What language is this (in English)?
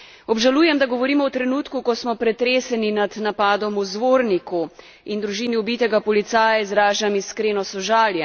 Slovenian